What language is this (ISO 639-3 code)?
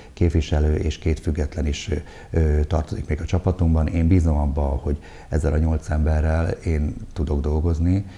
hun